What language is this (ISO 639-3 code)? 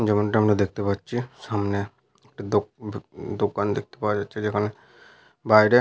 ben